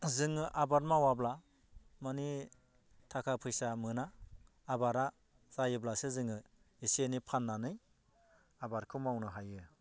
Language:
Bodo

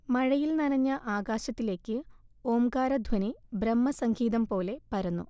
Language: Malayalam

